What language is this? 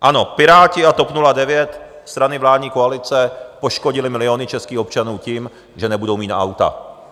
Czech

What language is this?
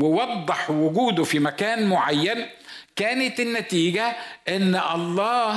Arabic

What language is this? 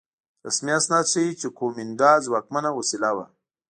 Pashto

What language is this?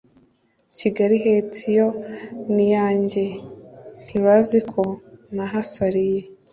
Kinyarwanda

